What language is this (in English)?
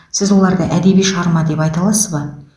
Kazakh